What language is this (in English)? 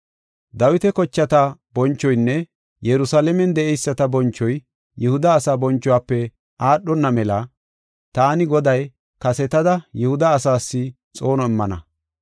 Gofa